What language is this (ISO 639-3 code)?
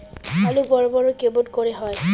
ben